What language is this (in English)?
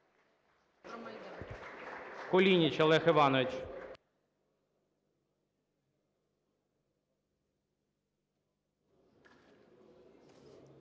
Ukrainian